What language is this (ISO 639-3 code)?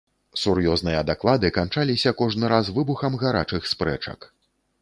bel